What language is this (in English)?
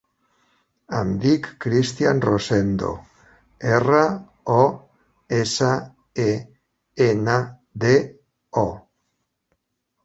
Catalan